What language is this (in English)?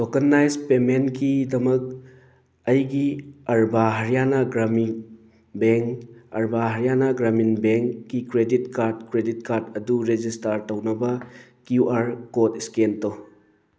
Manipuri